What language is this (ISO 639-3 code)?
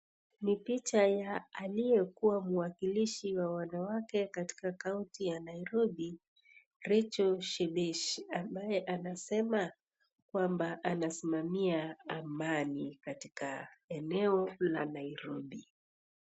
swa